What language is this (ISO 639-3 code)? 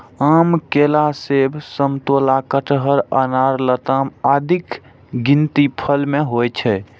mai